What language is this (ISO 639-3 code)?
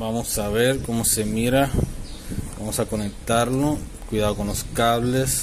spa